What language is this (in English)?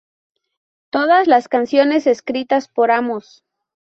Spanish